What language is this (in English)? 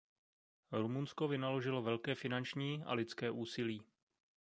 Czech